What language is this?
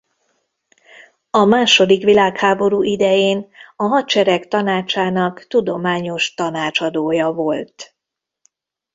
Hungarian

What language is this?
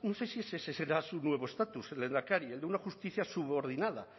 Spanish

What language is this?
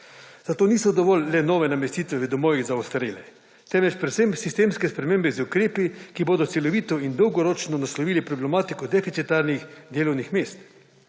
Slovenian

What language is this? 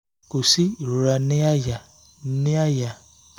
Yoruba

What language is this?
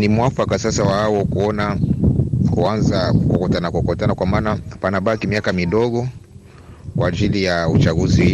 Swahili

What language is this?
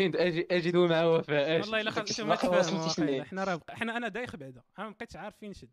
Arabic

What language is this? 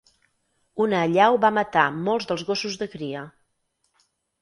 Catalan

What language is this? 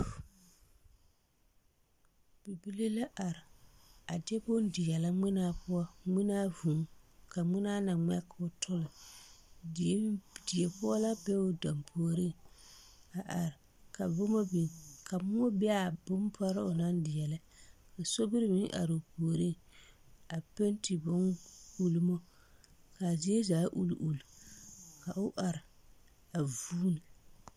Southern Dagaare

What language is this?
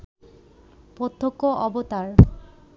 Bangla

